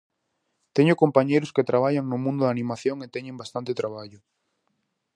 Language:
Galician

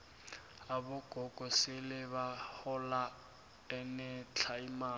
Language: South Ndebele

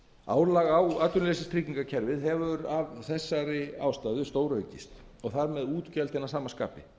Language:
Icelandic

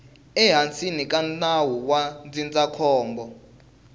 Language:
Tsonga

